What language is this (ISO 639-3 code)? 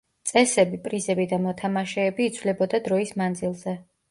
kat